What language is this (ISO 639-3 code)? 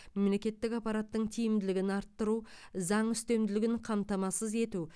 kaz